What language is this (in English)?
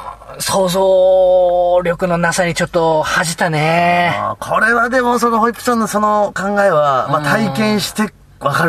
Japanese